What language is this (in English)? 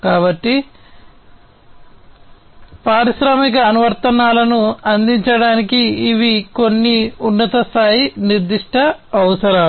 Telugu